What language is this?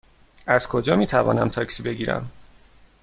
Persian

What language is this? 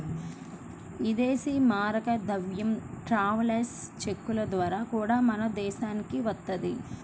Telugu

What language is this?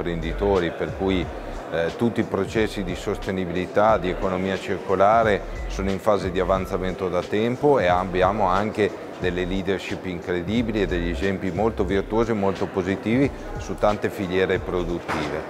Italian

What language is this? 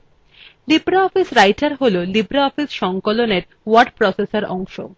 Bangla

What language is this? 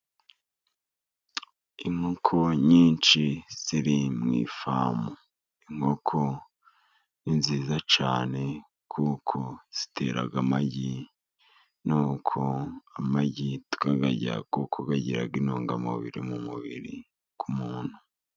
Kinyarwanda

